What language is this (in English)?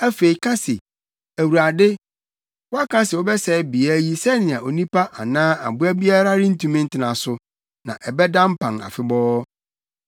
Akan